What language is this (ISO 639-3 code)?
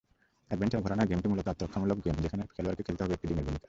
ben